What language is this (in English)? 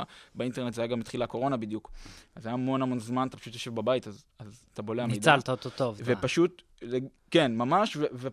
Hebrew